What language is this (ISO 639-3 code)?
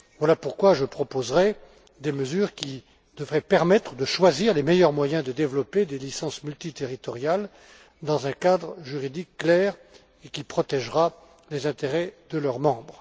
fra